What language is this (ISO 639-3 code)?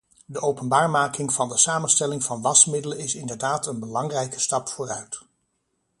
nld